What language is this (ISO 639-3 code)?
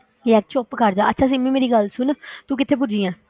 pan